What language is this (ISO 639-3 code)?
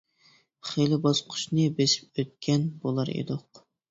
uig